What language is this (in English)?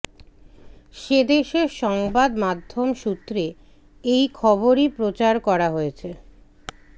Bangla